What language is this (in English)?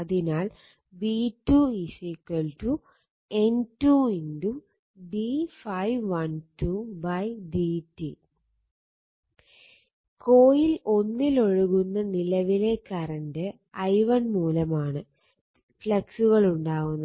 Malayalam